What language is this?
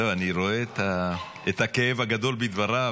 Hebrew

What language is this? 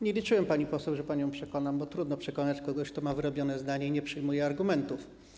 Polish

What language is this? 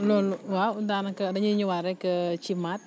Wolof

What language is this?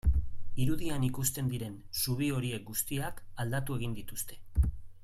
Basque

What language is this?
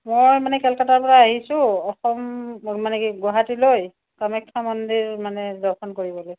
Assamese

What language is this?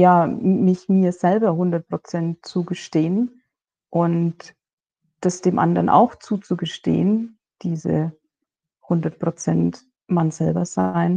German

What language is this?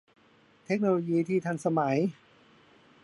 Thai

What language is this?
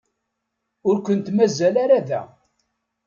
Kabyle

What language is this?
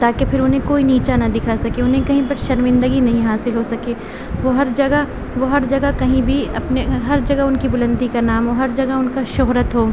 Urdu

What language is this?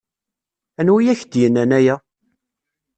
Kabyle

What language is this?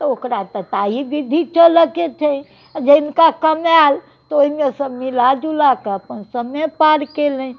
Maithili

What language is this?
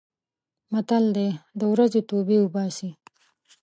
Pashto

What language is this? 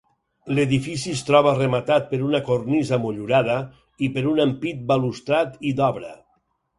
Catalan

